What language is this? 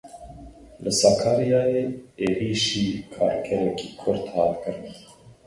Kurdish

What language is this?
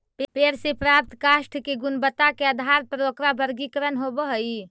Magahi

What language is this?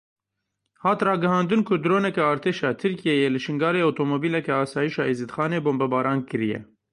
Kurdish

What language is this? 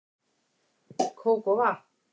Icelandic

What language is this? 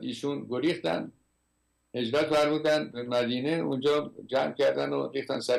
Persian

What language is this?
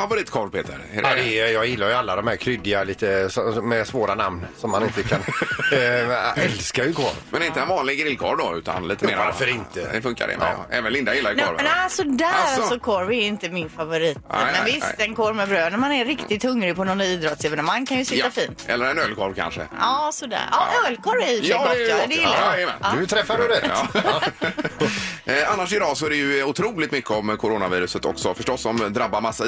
Swedish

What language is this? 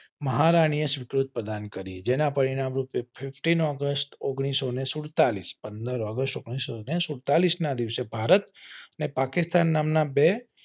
Gujarati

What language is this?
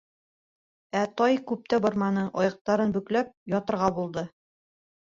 Bashkir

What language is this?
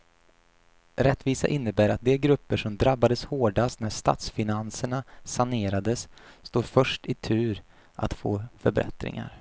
Swedish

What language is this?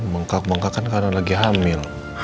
Indonesian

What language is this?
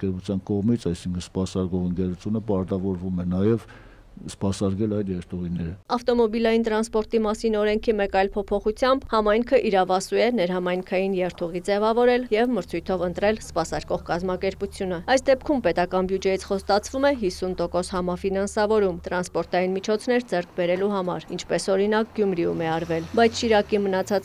Turkish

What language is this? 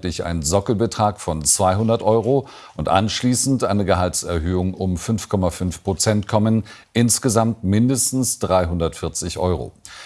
German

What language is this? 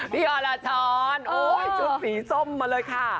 Thai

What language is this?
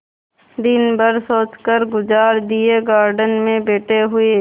Hindi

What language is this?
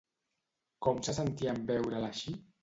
Catalan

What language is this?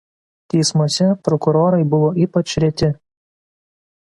Lithuanian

